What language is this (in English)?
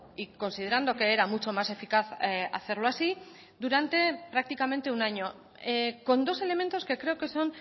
Spanish